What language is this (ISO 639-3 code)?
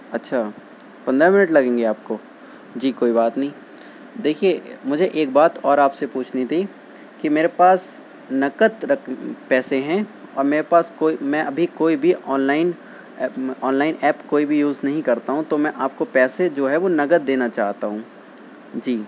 urd